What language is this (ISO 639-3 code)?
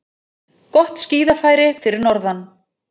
isl